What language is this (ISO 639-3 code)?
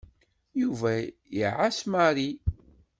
kab